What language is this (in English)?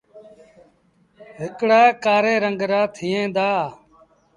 Sindhi Bhil